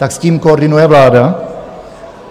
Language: Czech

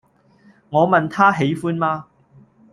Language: Cantonese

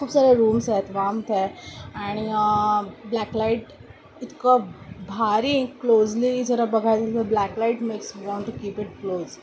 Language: Marathi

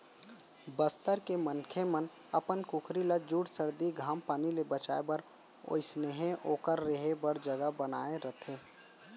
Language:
Chhattisgarhi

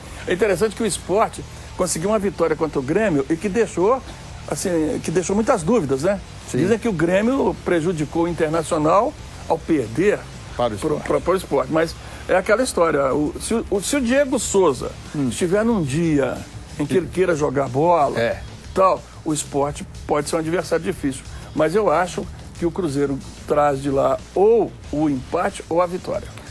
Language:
Portuguese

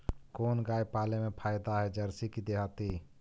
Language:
Magahi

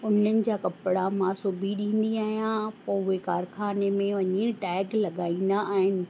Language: Sindhi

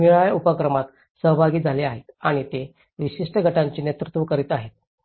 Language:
Marathi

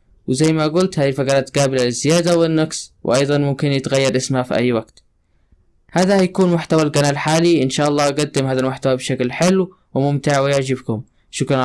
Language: Arabic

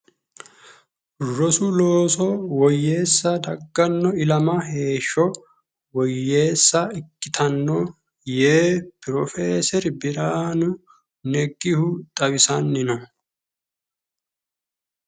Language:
Sidamo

